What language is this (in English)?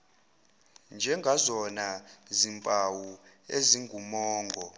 Zulu